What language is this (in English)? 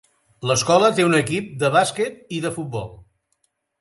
Catalan